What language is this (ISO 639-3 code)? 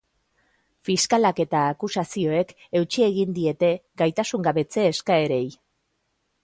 eus